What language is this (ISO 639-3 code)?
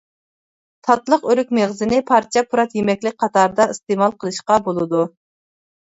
uig